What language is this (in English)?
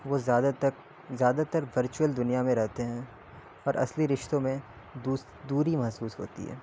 Urdu